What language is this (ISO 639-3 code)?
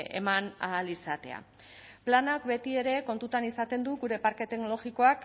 eus